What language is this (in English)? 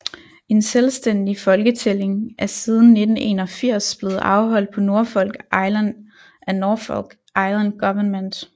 Danish